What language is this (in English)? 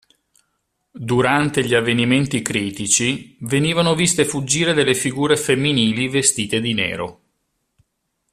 Italian